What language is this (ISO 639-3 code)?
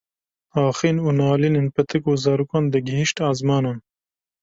kur